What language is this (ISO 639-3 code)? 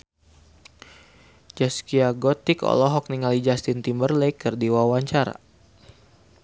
sun